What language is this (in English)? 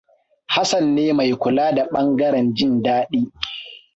Hausa